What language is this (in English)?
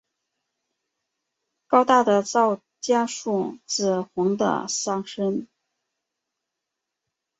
Chinese